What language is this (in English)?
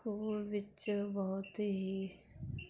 Punjabi